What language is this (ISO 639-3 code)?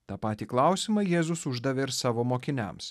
lit